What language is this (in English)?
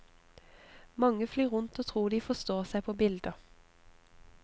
Norwegian